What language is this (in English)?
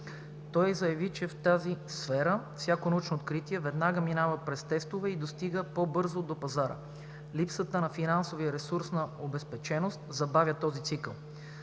Bulgarian